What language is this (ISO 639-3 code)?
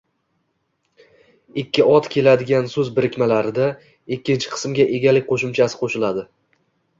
uzb